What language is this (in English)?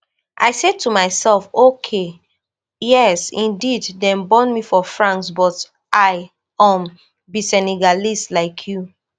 Nigerian Pidgin